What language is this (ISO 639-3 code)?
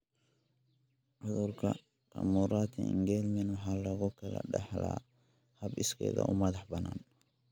som